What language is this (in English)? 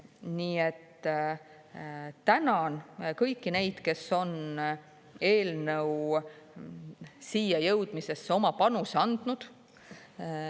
Estonian